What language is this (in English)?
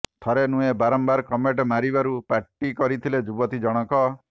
Odia